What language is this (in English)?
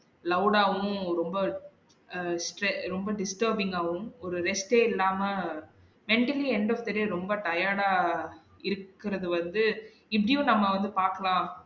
Tamil